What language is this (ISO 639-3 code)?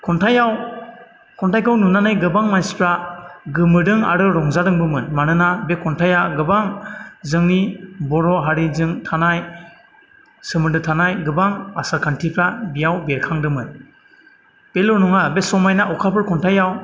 brx